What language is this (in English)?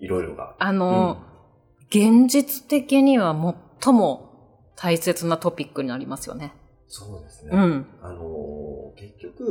Japanese